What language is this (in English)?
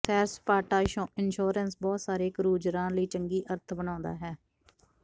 Punjabi